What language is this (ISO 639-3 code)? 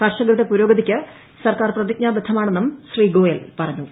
mal